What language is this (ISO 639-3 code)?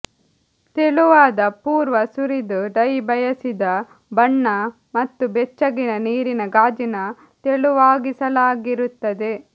kan